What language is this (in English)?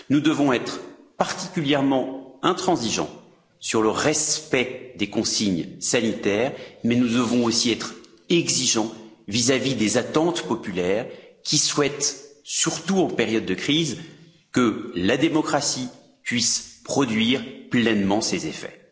French